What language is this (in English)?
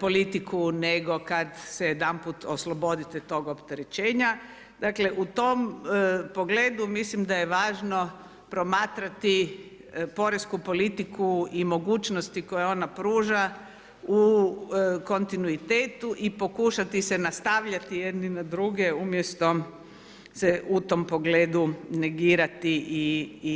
Croatian